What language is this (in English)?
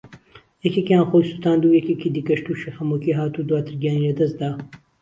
Central Kurdish